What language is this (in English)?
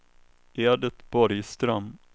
Swedish